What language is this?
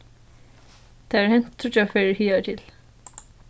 Faroese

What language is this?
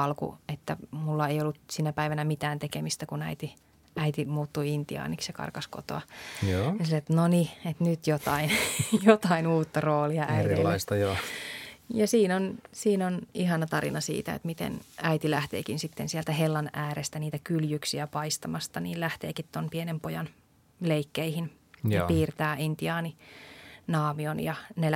Finnish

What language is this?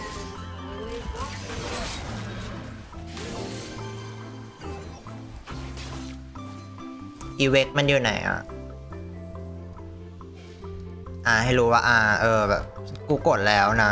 Thai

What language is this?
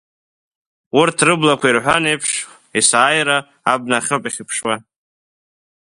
Abkhazian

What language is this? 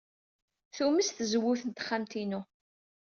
Kabyle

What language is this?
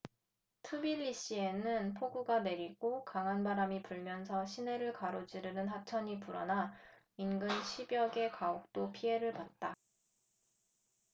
Korean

